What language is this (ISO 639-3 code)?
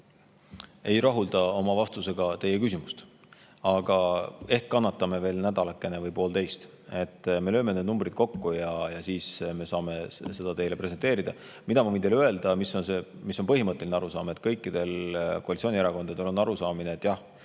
est